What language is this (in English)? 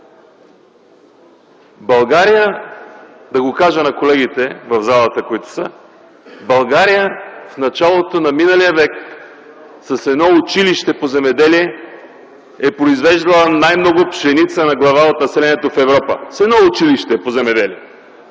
Bulgarian